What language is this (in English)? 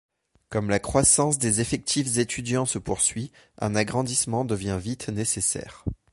French